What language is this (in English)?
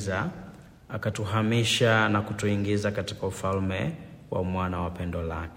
Swahili